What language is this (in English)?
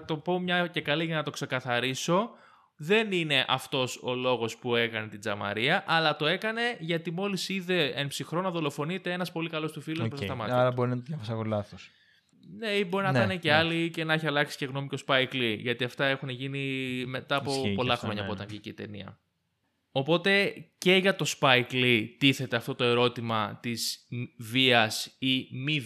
Greek